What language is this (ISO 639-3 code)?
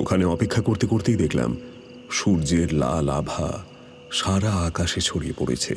ben